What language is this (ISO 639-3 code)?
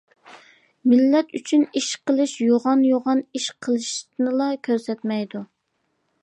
uig